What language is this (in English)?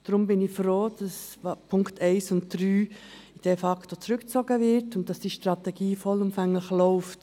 Swiss German